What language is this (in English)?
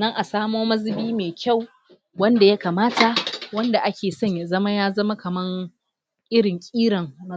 Hausa